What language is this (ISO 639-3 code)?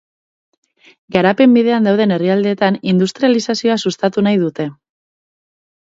eus